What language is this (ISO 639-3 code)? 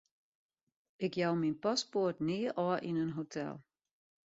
fry